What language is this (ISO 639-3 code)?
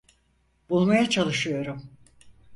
tur